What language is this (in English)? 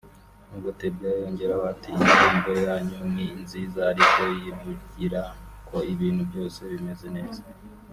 Kinyarwanda